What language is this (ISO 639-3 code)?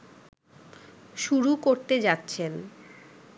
ben